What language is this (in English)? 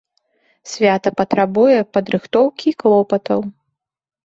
Belarusian